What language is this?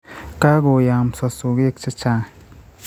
Kalenjin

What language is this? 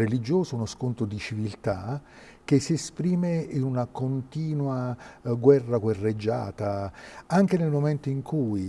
Italian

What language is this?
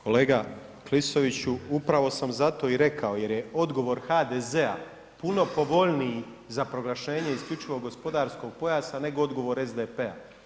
Croatian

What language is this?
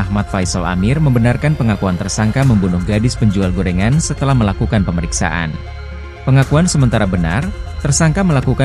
Indonesian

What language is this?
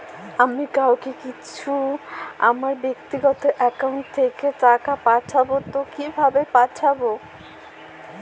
Bangla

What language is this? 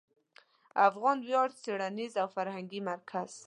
Pashto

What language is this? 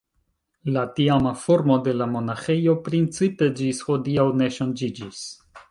Esperanto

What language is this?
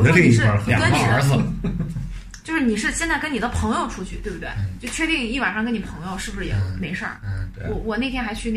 Chinese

